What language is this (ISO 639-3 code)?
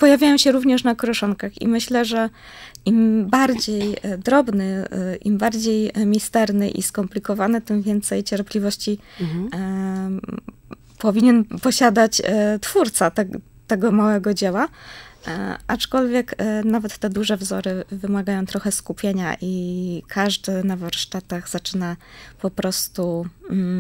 pol